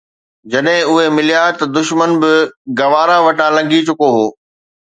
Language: Sindhi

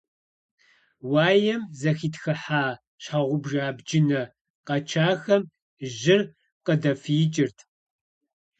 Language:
Kabardian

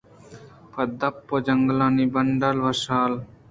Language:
Eastern Balochi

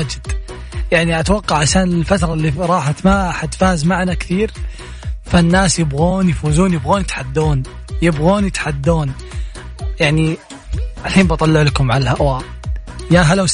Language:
Arabic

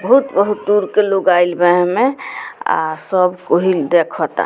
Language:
Bhojpuri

